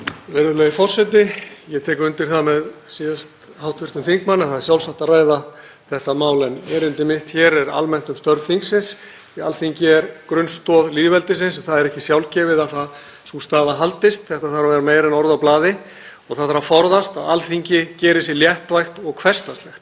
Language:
Icelandic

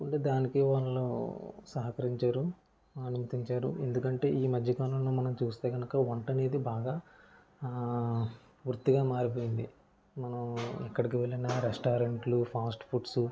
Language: Telugu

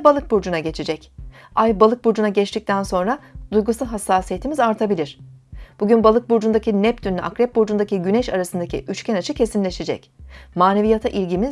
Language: Turkish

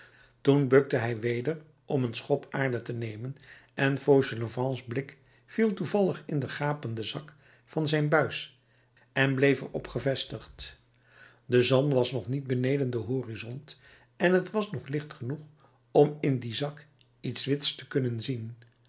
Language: Dutch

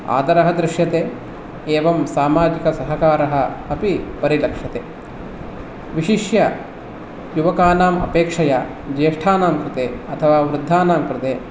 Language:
Sanskrit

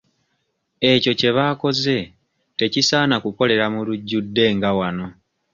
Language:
Ganda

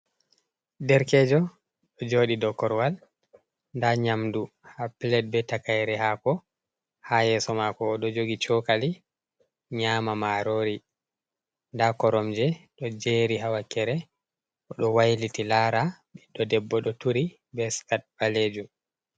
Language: Fula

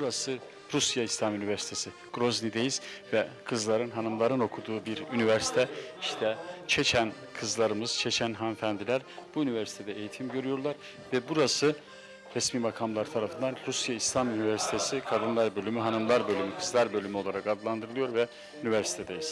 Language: Turkish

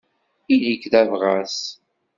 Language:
Kabyle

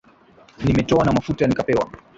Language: Swahili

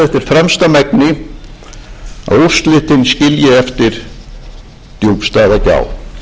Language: Icelandic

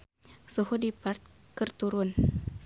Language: Sundanese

